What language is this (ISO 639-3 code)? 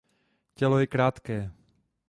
ces